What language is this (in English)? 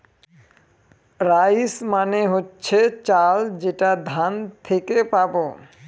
Bangla